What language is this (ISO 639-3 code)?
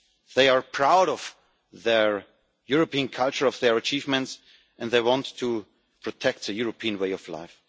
eng